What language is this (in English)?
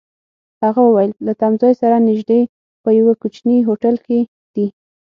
Pashto